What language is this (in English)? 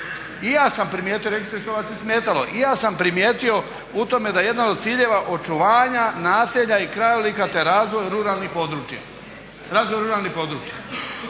Croatian